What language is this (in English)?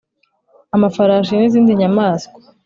Kinyarwanda